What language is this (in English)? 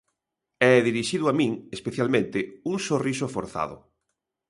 Galician